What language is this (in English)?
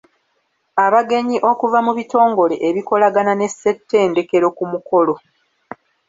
Ganda